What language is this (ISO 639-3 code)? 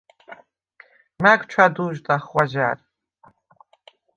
sva